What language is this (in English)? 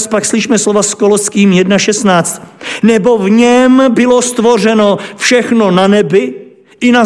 Czech